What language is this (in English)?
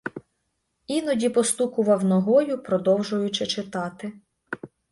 Ukrainian